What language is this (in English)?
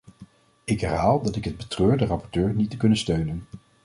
Dutch